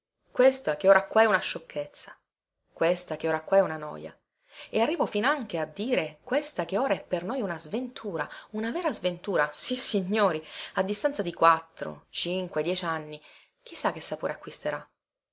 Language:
Italian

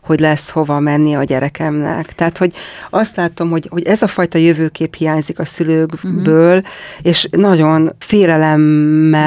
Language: Hungarian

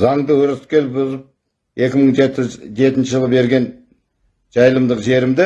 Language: Turkish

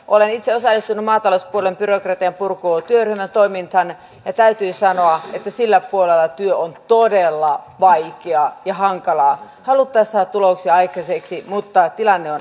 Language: Finnish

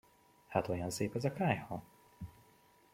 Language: Hungarian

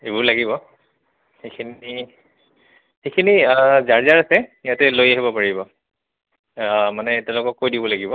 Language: Assamese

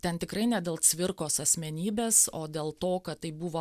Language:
Lithuanian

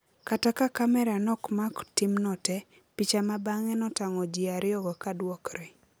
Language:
Luo (Kenya and Tanzania)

